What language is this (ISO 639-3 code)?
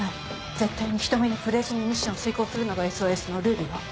jpn